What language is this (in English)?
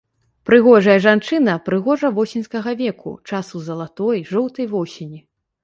Belarusian